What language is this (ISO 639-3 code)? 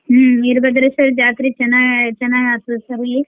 kan